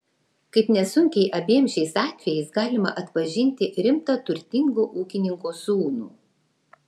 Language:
Lithuanian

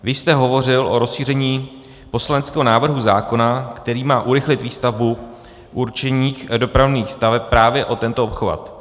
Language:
Czech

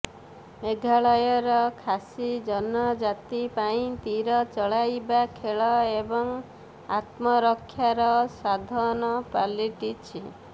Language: Odia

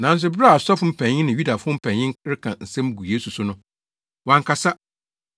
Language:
Akan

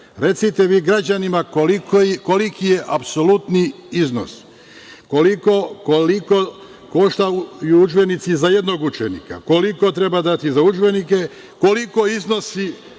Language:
Serbian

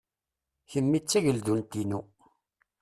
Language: Kabyle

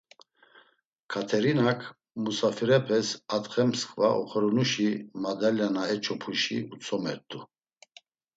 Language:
Laz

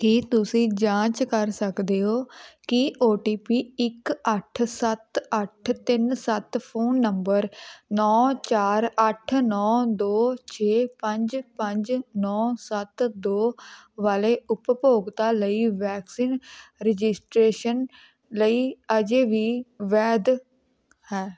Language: Punjabi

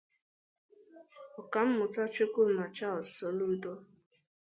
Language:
Igbo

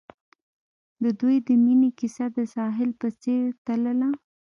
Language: Pashto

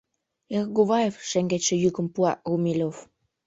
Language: Mari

